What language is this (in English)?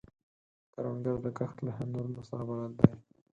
Pashto